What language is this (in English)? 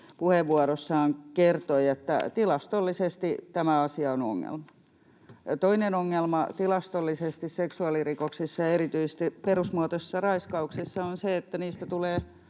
Finnish